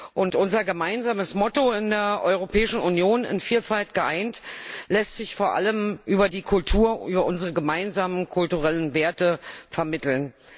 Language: German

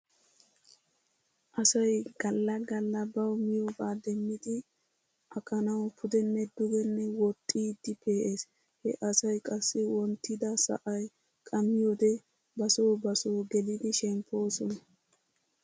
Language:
Wolaytta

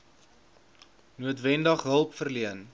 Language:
Afrikaans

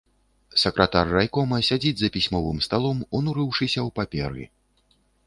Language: Belarusian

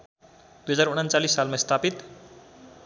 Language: Nepali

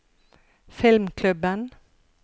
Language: Norwegian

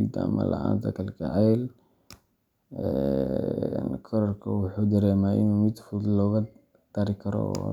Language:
Somali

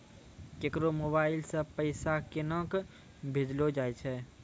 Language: Maithili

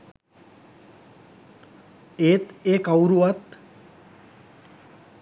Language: Sinhala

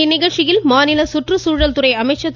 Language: Tamil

